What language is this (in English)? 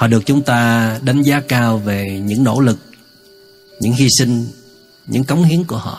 Vietnamese